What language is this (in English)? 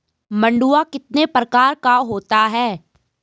Hindi